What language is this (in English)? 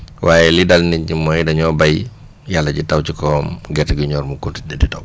Wolof